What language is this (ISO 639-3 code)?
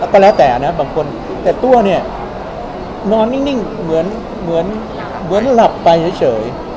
tha